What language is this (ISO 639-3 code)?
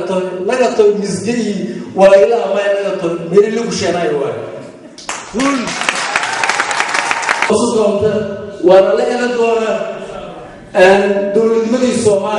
ara